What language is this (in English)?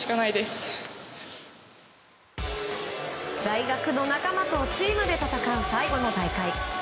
Japanese